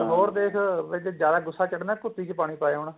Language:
Punjabi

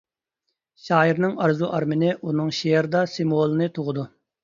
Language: Uyghur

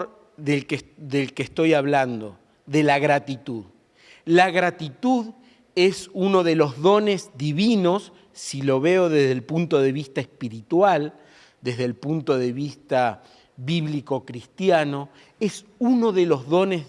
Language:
Spanish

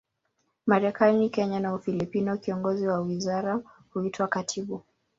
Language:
Swahili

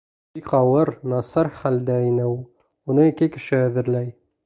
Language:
Bashkir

